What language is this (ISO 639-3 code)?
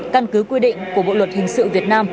vie